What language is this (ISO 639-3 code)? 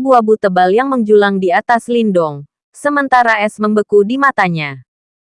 ind